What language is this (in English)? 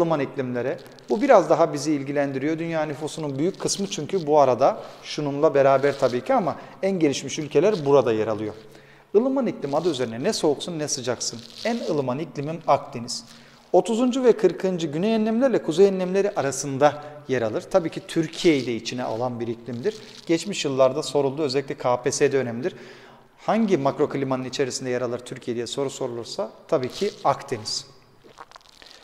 Turkish